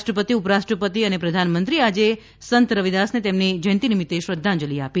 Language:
Gujarati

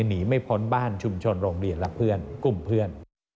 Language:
Thai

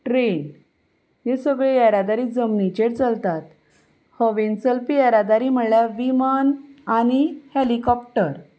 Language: Konkani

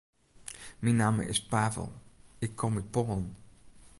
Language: Western Frisian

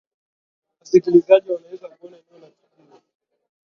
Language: Swahili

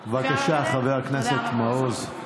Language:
Hebrew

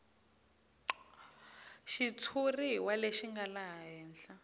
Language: Tsonga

